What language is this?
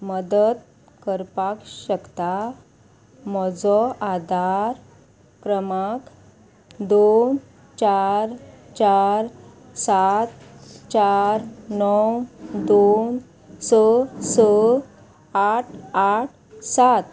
Konkani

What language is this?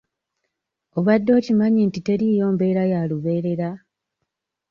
Ganda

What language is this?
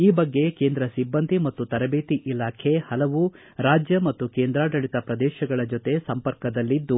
Kannada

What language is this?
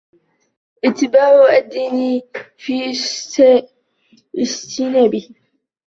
Arabic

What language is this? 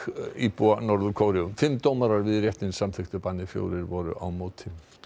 Icelandic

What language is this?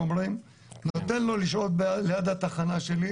Hebrew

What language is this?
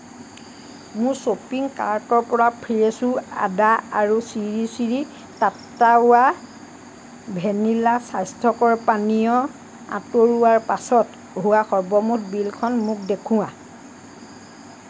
Assamese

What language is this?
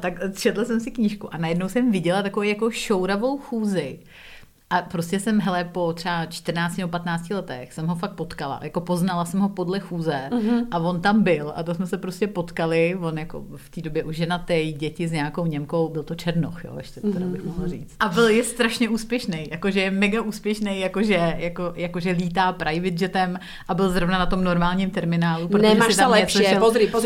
Czech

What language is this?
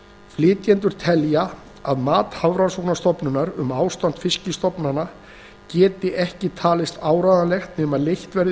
Icelandic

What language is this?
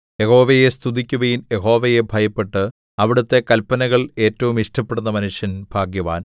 Malayalam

